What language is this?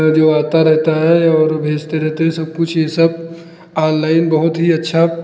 Hindi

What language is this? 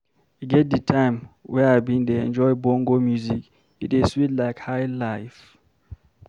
Nigerian Pidgin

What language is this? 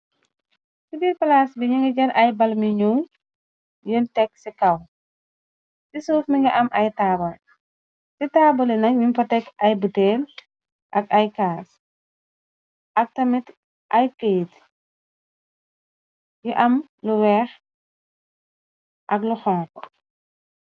Wolof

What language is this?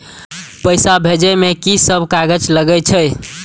Maithili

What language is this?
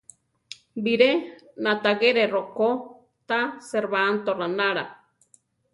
Central Tarahumara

